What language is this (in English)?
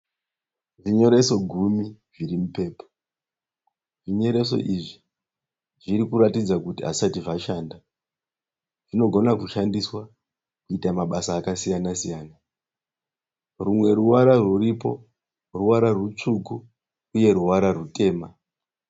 Shona